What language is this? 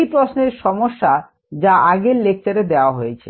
Bangla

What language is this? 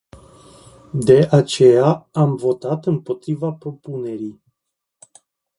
Romanian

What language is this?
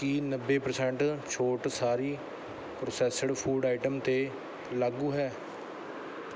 Punjabi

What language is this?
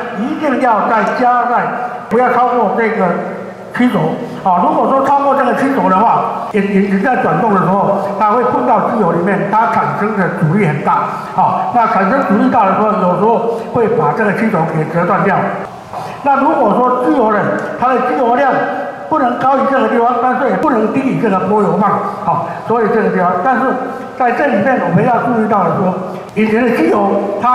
Chinese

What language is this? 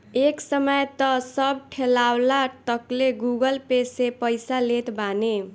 Bhojpuri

